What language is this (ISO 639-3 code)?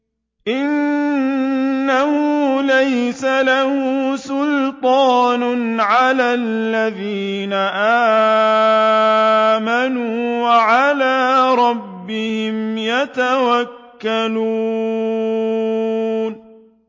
ara